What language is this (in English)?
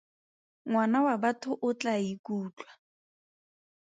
Tswana